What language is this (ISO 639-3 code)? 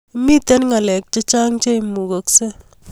kln